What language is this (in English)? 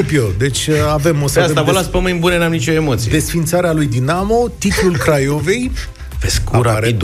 Romanian